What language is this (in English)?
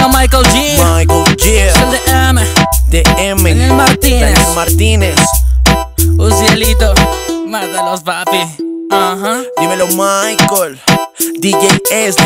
Spanish